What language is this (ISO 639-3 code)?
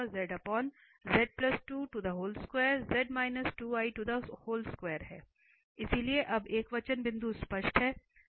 hin